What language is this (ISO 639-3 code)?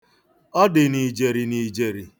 ibo